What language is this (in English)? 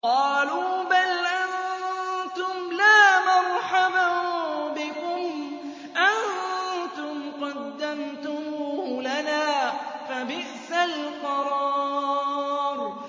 Arabic